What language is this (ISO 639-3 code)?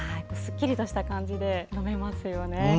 jpn